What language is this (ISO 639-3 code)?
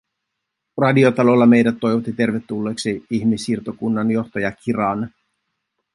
fin